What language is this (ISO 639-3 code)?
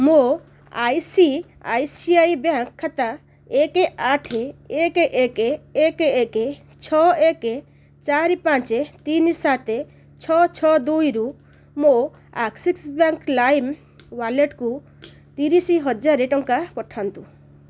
ori